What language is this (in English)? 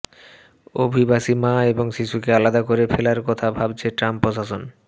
Bangla